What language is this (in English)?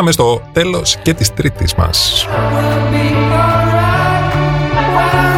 Greek